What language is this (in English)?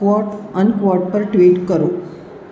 Gujarati